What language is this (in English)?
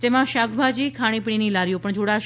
Gujarati